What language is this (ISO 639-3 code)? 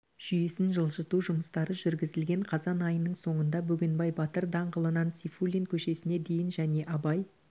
kaz